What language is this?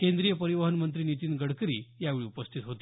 Marathi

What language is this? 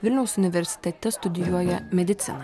Lithuanian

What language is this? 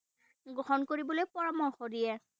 Assamese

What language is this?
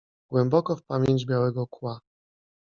Polish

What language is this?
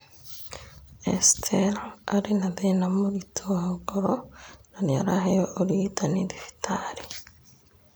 Kikuyu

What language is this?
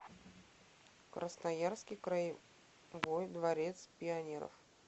Russian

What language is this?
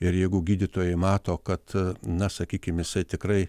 Lithuanian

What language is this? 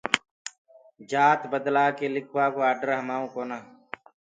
Gurgula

